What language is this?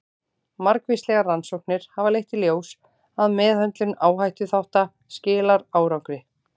Icelandic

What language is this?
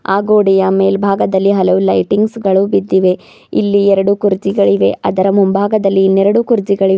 Kannada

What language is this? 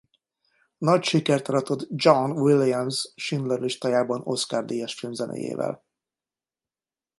Hungarian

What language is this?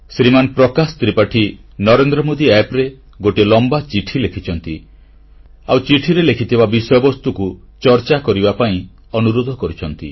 Odia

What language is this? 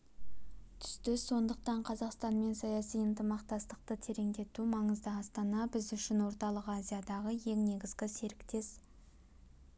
Kazakh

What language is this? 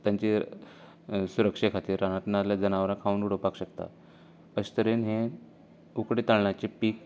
Konkani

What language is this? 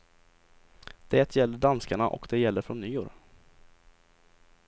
Swedish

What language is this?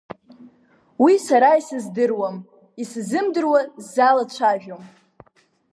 Abkhazian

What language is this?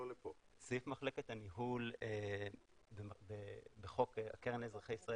Hebrew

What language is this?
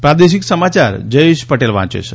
Gujarati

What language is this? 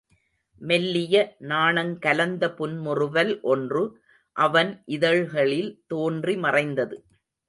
Tamil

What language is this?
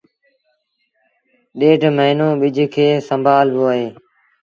Sindhi Bhil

